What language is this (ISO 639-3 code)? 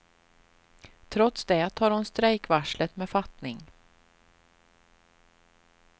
swe